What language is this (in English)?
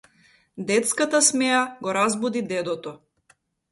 Macedonian